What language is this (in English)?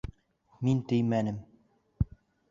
Bashkir